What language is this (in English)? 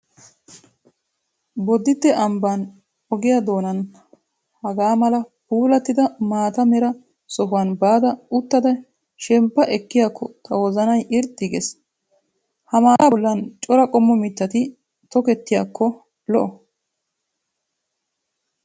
Wolaytta